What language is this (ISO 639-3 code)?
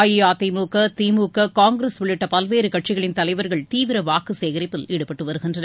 tam